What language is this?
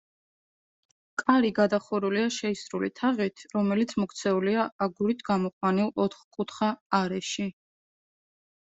Georgian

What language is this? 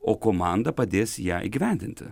Lithuanian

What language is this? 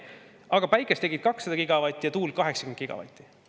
Estonian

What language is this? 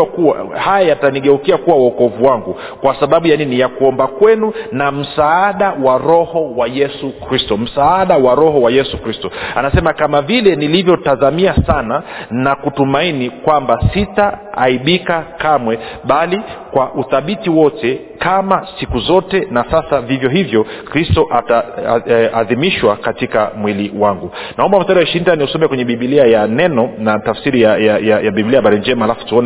Swahili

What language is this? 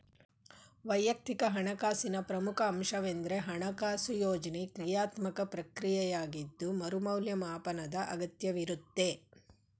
Kannada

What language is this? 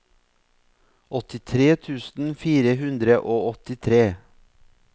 Norwegian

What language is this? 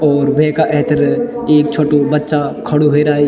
Garhwali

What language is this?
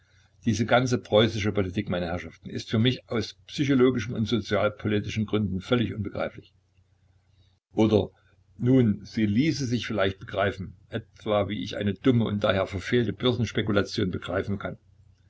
German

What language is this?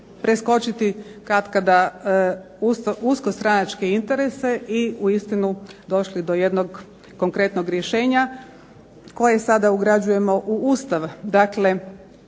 Croatian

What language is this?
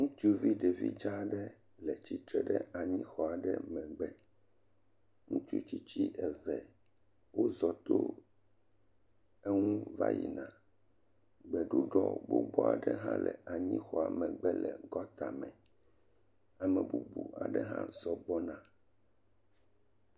Ewe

